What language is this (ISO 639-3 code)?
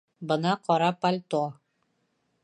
bak